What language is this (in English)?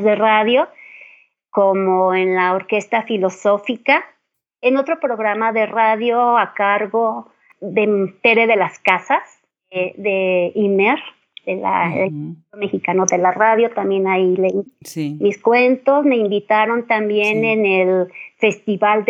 Spanish